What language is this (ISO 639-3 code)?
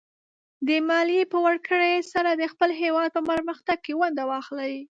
pus